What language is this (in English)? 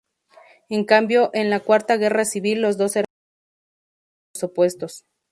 Spanish